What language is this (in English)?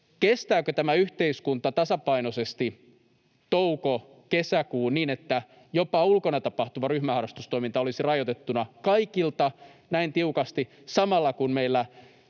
Finnish